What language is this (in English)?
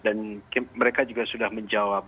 Indonesian